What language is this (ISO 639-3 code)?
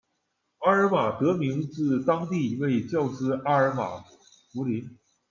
zho